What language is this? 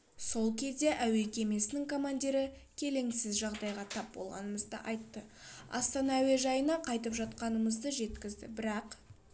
Kazakh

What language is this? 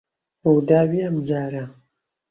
Central Kurdish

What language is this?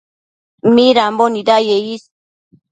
Matsés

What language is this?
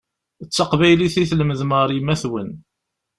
Kabyle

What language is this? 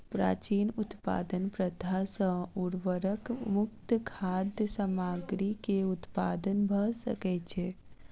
Maithili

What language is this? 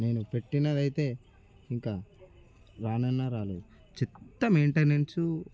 Telugu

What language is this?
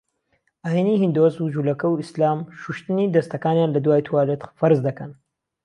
Central Kurdish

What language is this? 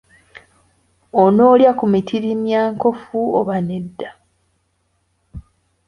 Ganda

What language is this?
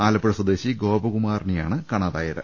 Malayalam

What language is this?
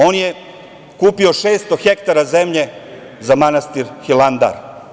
Serbian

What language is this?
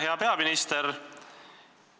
Estonian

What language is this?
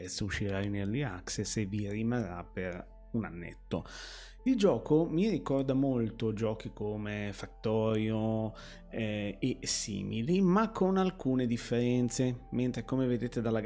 Italian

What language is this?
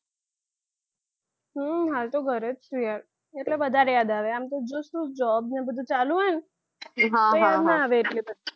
Gujarati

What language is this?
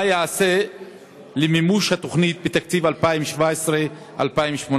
Hebrew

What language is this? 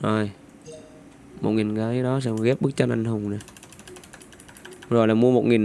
Vietnamese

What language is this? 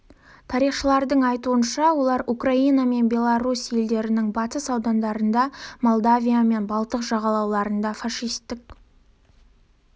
Kazakh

